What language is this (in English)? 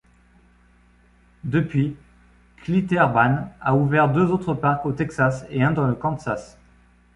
French